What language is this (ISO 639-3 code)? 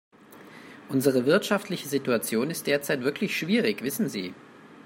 deu